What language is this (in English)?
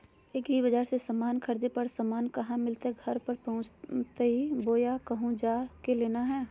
Magahi